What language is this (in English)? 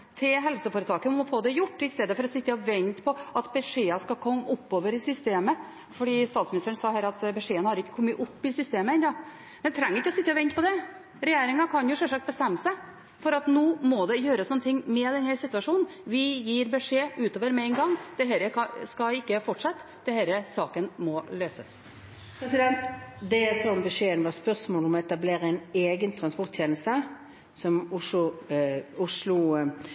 Norwegian Bokmål